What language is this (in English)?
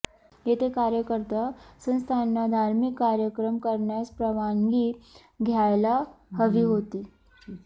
Marathi